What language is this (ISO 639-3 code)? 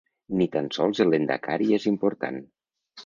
cat